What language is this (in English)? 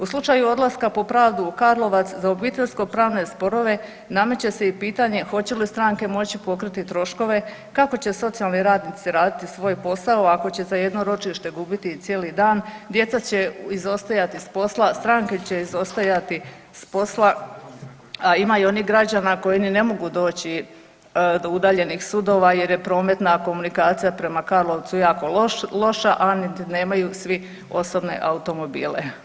Croatian